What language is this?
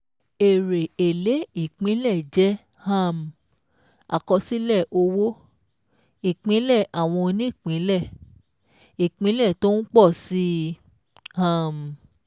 Yoruba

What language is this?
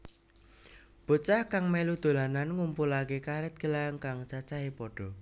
Javanese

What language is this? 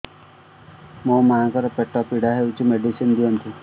Odia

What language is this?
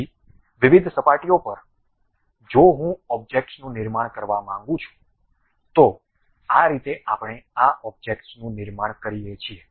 Gujarati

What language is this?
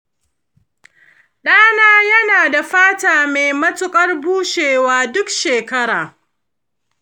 Hausa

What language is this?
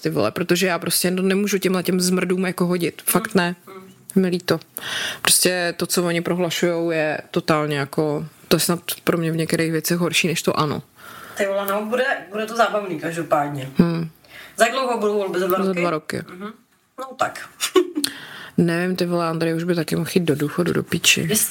Czech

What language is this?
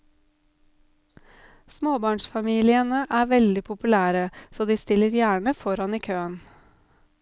Norwegian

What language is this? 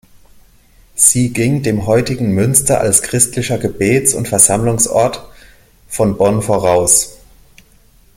German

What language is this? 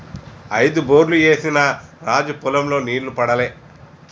Telugu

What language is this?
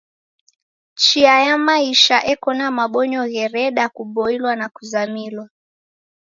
Taita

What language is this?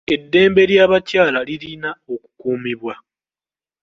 Ganda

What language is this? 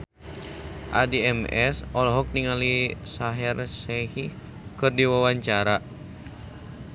Sundanese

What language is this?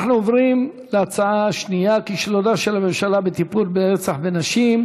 Hebrew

